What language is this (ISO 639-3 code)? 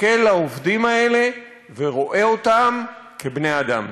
heb